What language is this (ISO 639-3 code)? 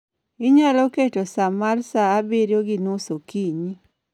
luo